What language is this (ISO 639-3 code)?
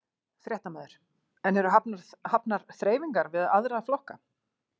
isl